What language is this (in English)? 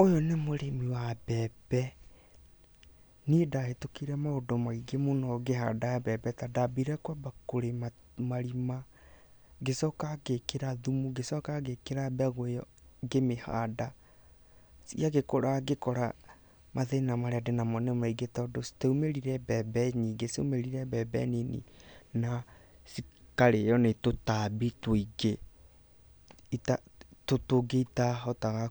Kikuyu